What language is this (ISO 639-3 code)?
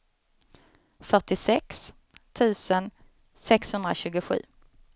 swe